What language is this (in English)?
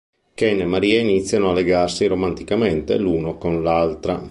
Italian